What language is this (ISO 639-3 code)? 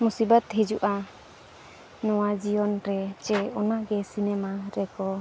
sat